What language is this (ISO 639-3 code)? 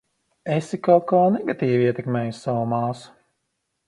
lav